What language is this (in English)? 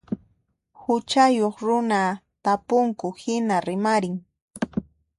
Puno Quechua